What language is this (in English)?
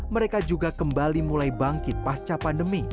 Indonesian